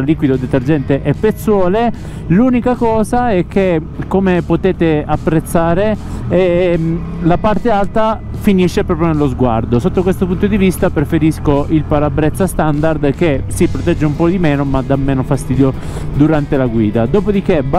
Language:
Italian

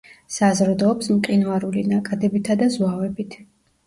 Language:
Georgian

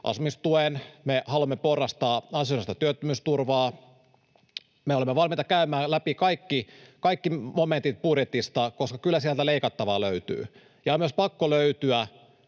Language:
Finnish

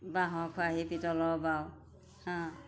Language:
Assamese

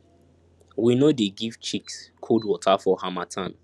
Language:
Nigerian Pidgin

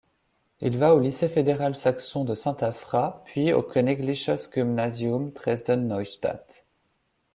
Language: French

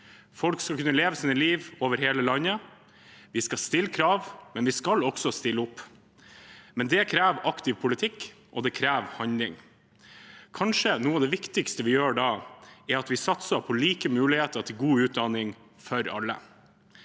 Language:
Norwegian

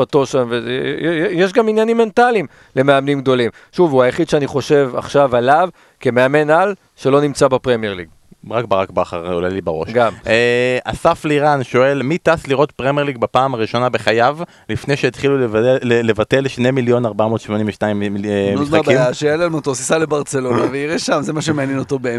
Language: Hebrew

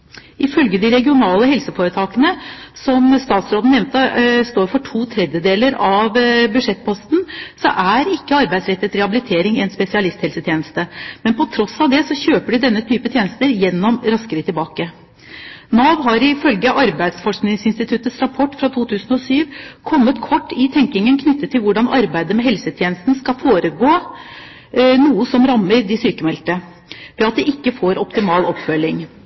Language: Norwegian Bokmål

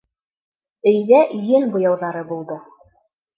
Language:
Bashkir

